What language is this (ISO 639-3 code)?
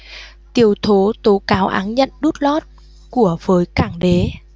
vie